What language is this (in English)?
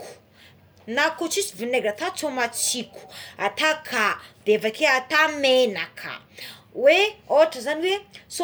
Tsimihety Malagasy